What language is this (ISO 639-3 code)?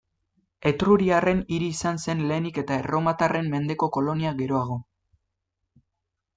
eus